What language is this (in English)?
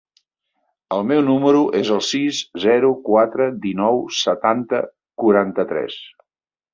Catalan